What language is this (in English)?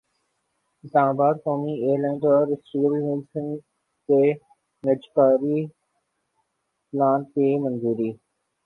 Urdu